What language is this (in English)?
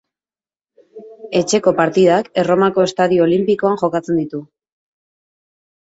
Basque